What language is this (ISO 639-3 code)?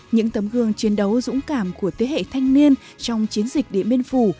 vie